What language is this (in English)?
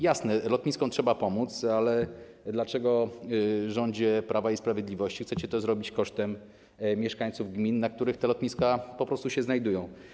Polish